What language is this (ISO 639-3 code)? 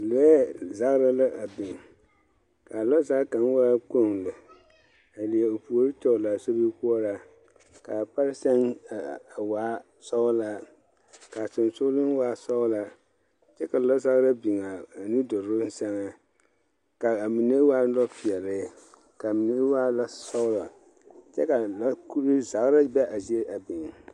dga